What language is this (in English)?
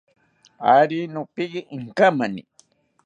South Ucayali Ashéninka